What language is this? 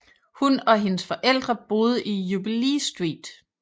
Danish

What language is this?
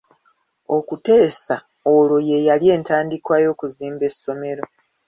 Ganda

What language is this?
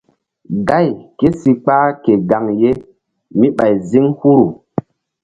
Mbum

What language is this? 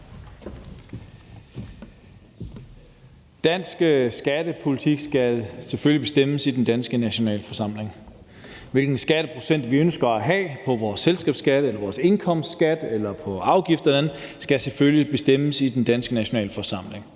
Danish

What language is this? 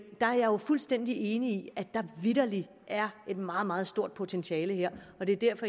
Danish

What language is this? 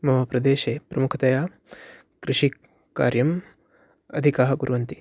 Sanskrit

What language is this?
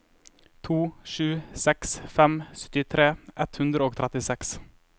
Norwegian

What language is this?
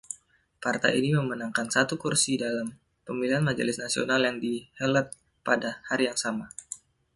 Indonesian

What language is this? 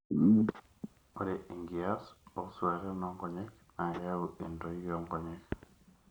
Masai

